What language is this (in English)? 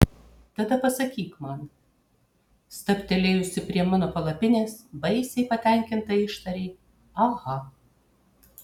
Lithuanian